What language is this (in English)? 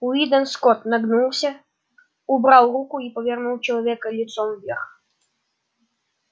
Russian